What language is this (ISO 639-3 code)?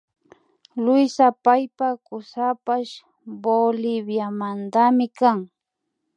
qvi